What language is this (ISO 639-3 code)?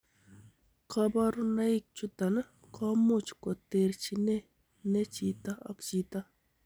kln